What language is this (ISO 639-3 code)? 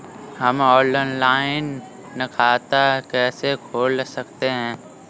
hin